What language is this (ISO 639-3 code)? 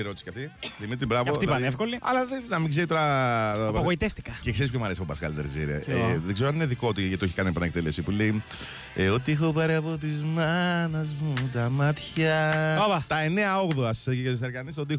ell